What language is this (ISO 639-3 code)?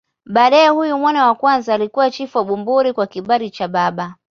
swa